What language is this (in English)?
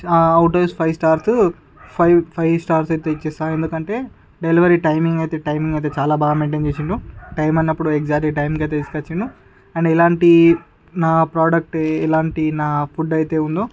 Telugu